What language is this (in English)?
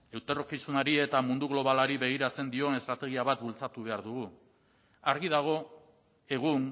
Basque